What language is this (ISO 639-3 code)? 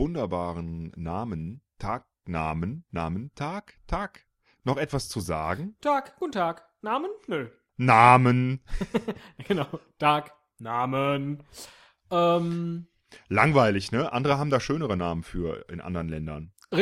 deu